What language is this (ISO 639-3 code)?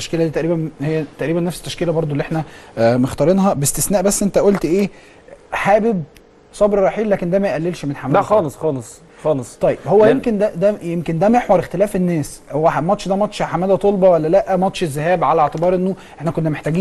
ara